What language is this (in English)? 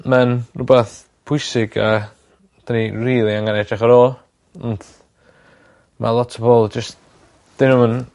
Welsh